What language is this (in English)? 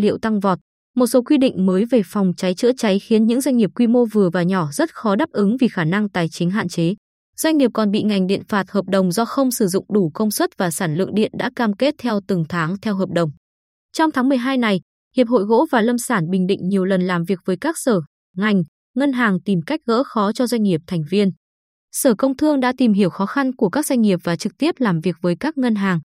Vietnamese